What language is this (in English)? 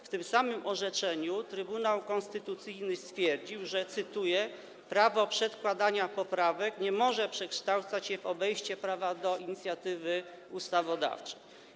Polish